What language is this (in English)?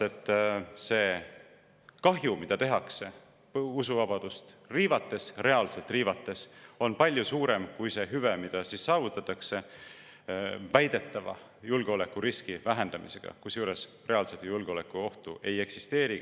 Estonian